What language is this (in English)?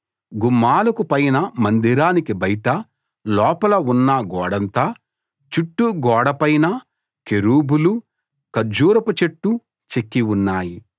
Telugu